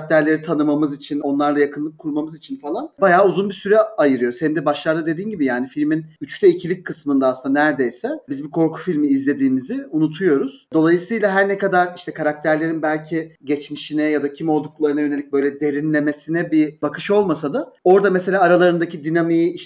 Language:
Turkish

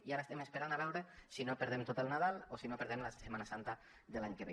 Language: Catalan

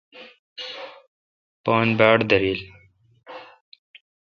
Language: Kalkoti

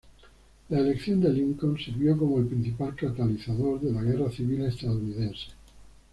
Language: Spanish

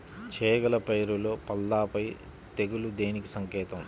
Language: Telugu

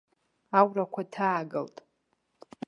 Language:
Abkhazian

